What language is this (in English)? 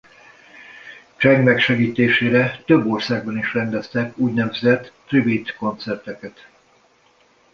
Hungarian